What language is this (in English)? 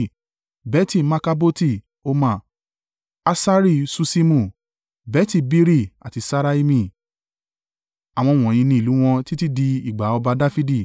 Yoruba